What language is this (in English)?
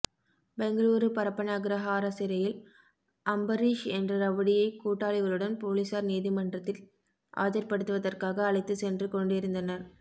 Tamil